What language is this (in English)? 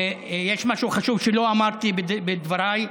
Hebrew